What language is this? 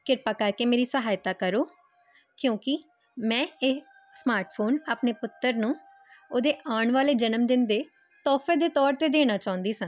Punjabi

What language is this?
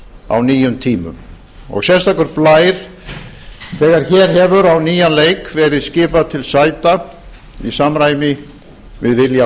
Icelandic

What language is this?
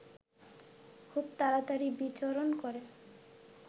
Bangla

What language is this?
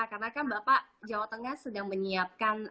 Indonesian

